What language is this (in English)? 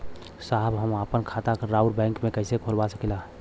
Bhojpuri